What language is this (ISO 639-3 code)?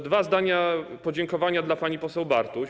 pol